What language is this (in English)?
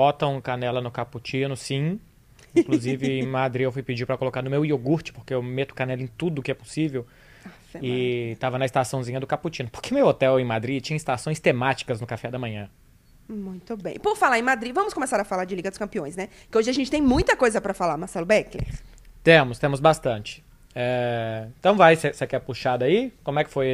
Portuguese